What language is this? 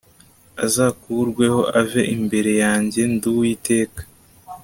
Kinyarwanda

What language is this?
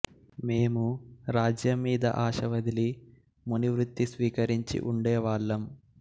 Telugu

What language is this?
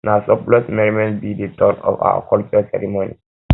Nigerian Pidgin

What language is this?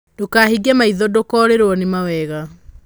Kikuyu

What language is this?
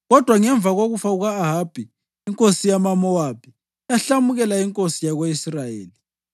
North Ndebele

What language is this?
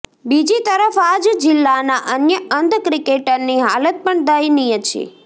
Gujarati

